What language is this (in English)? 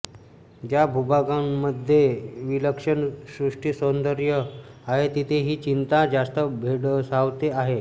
Marathi